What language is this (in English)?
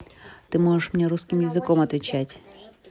Russian